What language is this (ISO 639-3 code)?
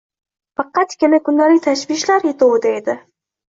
uzb